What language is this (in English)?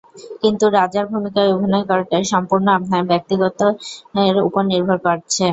Bangla